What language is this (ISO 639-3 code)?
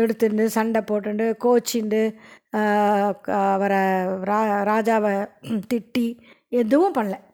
tam